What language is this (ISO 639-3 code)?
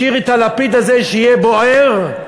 heb